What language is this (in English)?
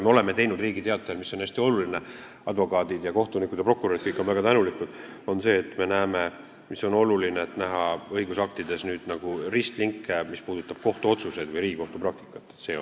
Estonian